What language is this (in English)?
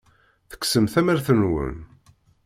Kabyle